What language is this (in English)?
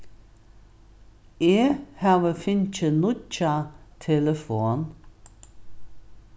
Faroese